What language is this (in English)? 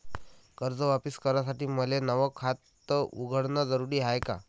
Marathi